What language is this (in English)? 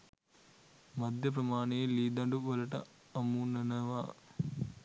Sinhala